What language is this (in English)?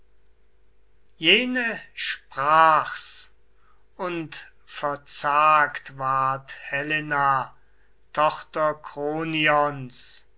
German